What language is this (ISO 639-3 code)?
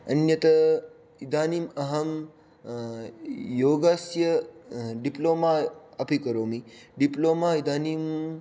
san